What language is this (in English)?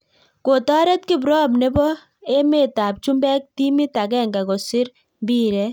Kalenjin